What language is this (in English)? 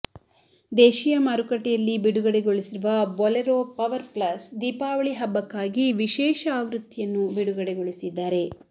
Kannada